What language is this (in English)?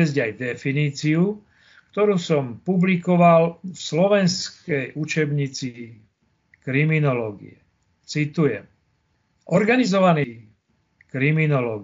Slovak